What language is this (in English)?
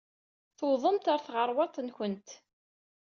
Kabyle